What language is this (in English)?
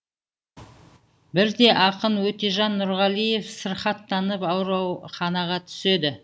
Kazakh